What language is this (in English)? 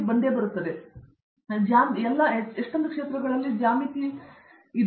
Kannada